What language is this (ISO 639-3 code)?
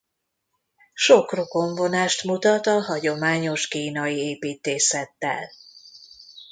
hun